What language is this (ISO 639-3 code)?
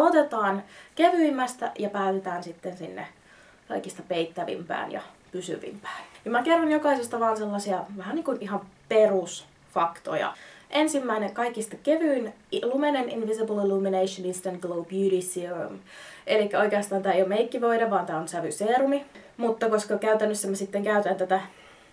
fin